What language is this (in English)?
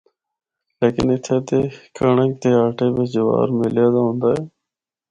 Northern Hindko